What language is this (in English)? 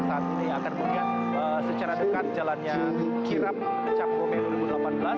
Indonesian